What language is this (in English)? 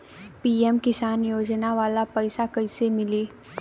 Bhojpuri